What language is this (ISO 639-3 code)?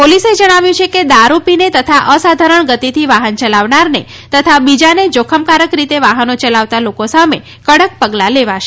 guj